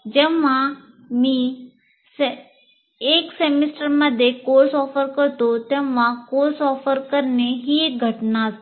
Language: Marathi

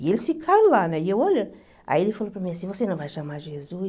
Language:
Portuguese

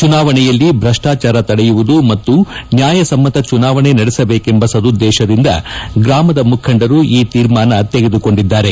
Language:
Kannada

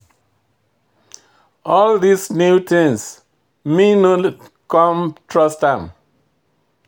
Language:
Nigerian Pidgin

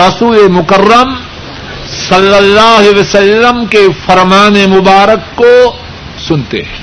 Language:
Urdu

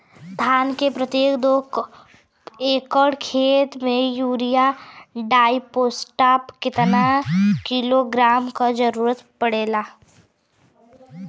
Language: Bhojpuri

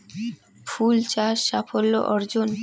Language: Bangla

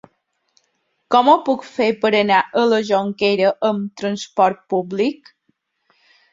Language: Catalan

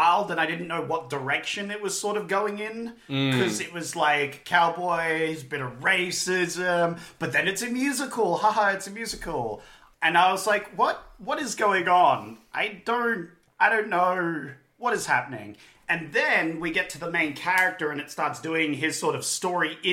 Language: English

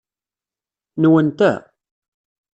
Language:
Kabyle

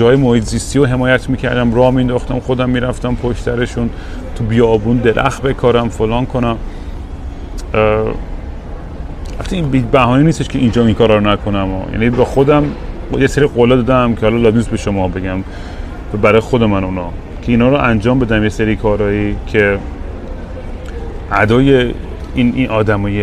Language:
Persian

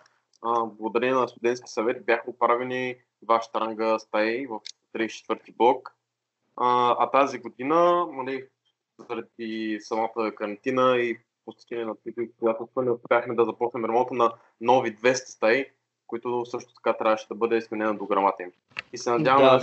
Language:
Bulgarian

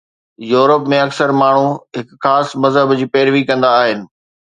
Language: Sindhi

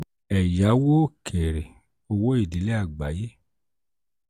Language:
Yoruba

